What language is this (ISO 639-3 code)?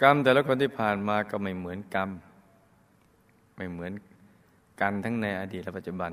tha